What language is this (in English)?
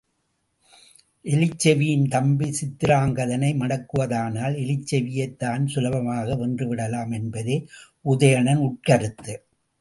Tamil